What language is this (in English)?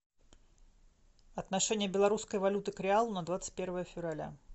Russian